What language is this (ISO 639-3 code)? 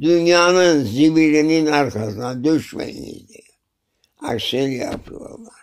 tur